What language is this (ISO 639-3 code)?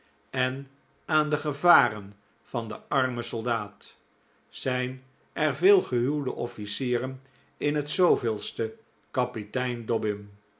nld